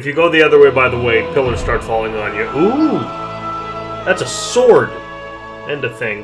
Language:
English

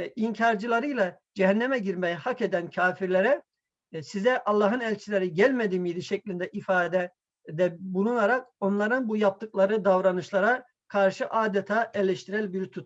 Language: Turkish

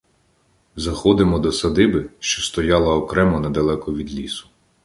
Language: Ukrainian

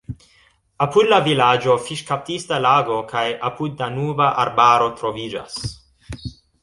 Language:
Esperanto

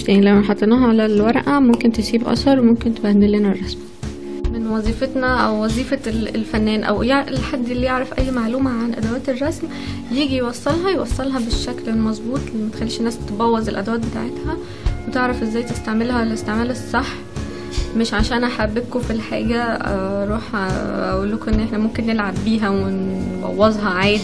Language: Arabic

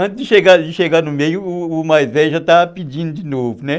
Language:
Portuguese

